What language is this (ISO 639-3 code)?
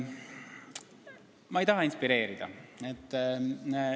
est